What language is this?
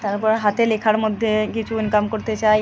Bangla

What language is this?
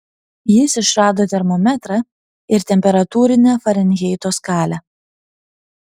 Lithuanian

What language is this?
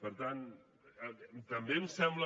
Catalan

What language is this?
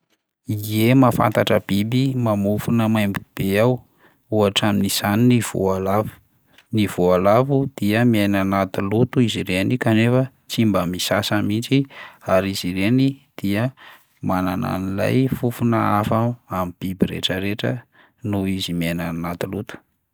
Malagasy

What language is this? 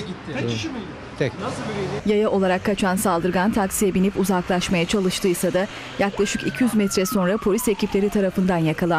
Turkish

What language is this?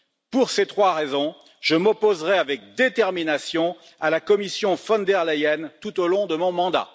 French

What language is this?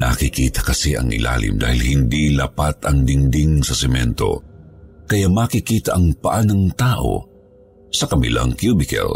Filipino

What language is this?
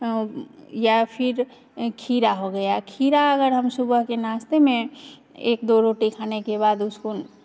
Hindi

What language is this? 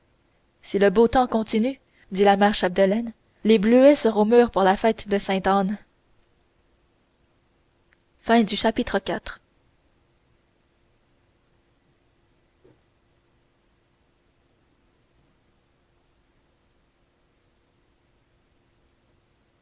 French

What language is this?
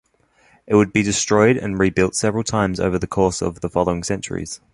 English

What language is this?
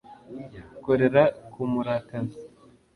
Kinyarwanda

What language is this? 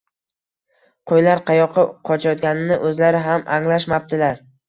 Uzbek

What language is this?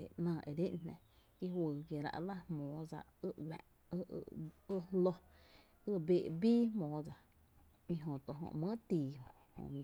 Tepinapa Chinantec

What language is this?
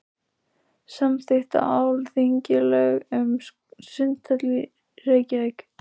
Icelandic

